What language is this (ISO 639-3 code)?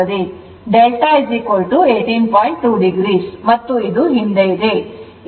kan